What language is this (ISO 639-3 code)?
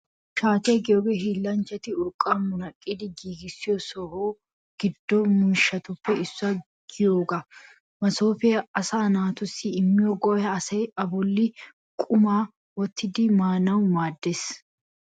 wal